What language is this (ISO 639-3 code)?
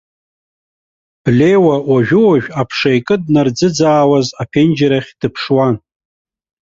abk